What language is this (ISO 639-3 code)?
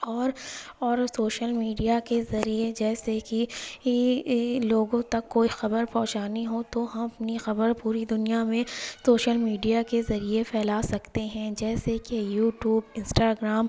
urd